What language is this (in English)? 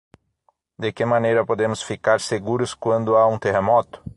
Portuguese